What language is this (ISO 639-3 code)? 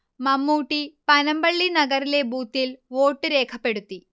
mal